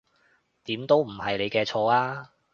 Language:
Cantonese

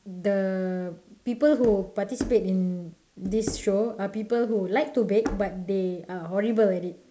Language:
English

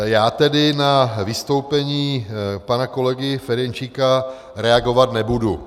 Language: Czech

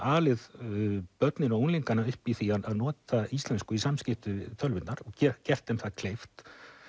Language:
Icelandic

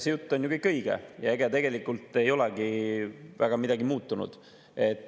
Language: Estonian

